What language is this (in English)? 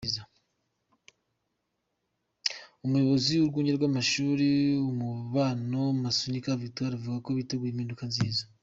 Kinyarwanda